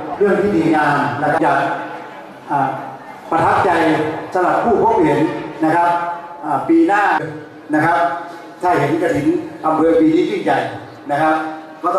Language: Thai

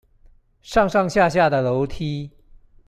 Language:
Chinese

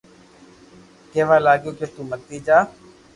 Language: Loarki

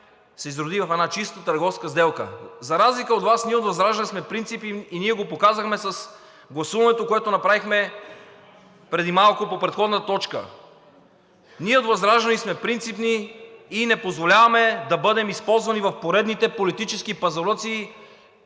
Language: Bulgarian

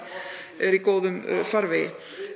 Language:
Icelandic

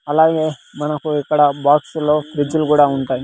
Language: Telugu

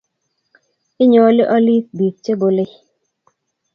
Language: Kalenjin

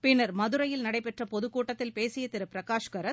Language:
Tamil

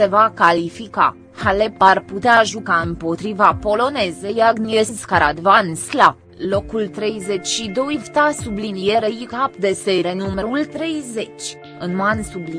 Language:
Romanian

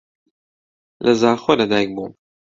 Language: Central Kurdish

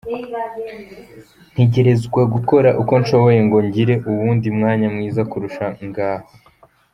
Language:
Kinyarwanda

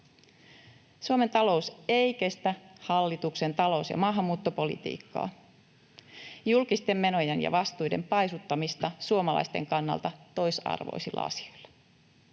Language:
Finnish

